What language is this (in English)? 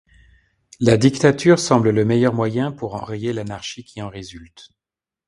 French